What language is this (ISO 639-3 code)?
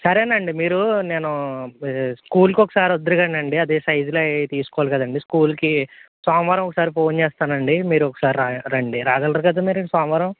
tel